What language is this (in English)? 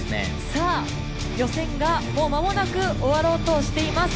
Japanese